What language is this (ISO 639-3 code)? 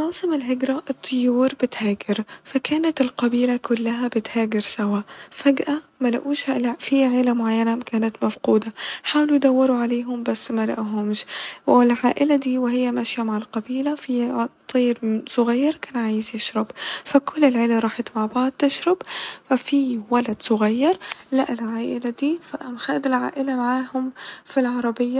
arz